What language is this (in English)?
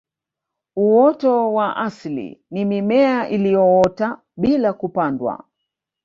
Swahili